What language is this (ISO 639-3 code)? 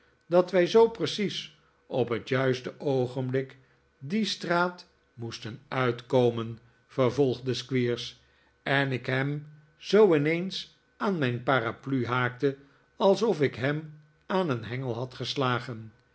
nld